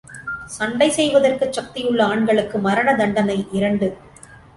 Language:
Tamil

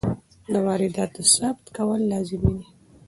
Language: Pashto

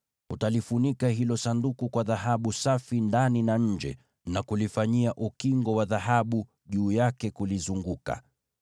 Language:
Swahili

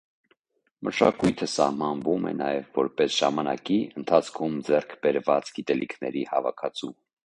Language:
Armenian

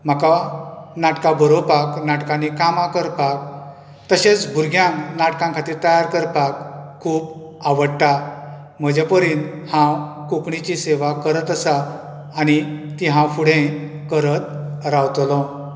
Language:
Konkani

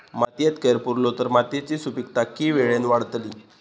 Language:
Marathi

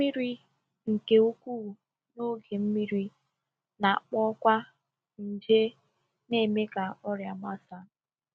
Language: Igbo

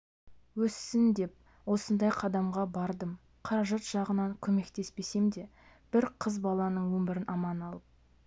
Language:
Kazakh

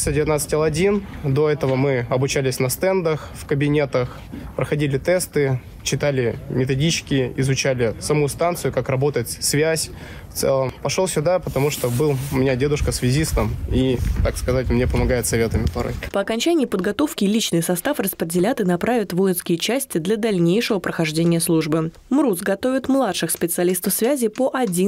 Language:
Russian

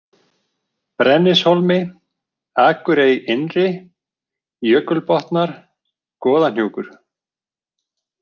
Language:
Icelandic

